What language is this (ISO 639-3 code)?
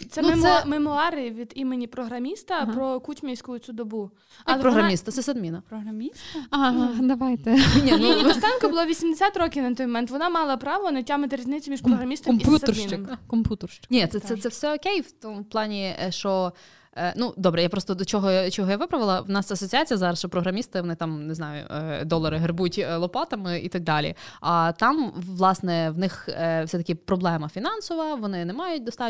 ukr